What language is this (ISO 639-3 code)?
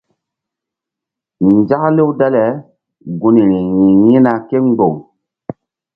mdd